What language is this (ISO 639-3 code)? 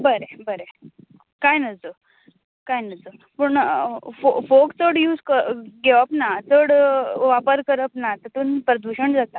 kok